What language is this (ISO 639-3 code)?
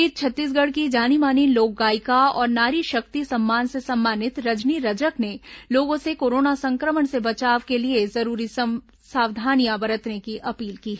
hin